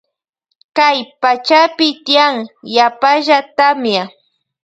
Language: Loja Highland Quichua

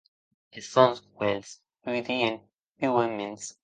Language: Occitan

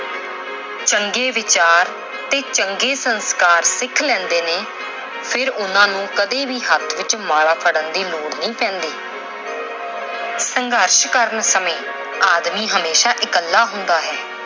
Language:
Punjabi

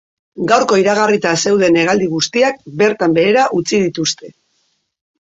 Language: Basque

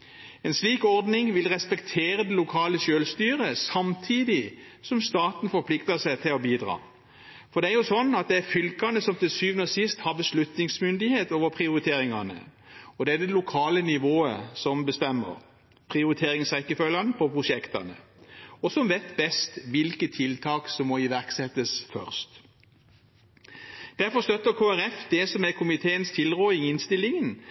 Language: Norwegian Bokmål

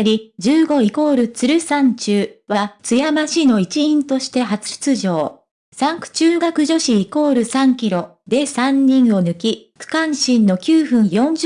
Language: Japanese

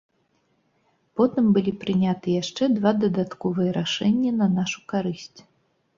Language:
Belarusian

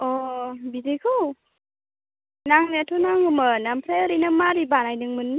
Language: Bodo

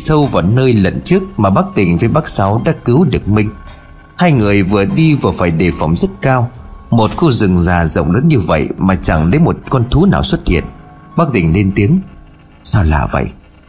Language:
Vietnamese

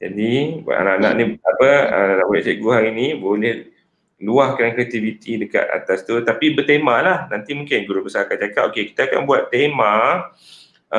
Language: Malay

